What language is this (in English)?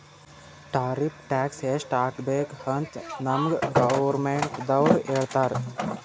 Kannada